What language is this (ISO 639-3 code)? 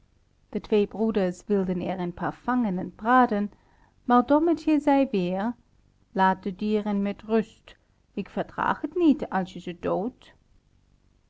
nld